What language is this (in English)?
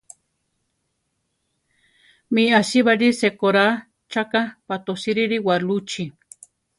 Central Tarahumara